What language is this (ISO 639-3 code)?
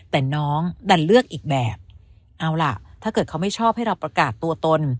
tha